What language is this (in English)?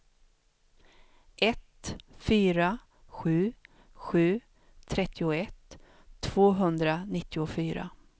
Swedish